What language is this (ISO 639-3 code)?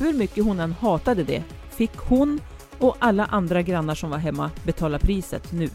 swe